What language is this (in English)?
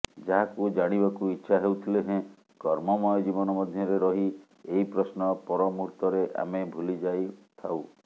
Odia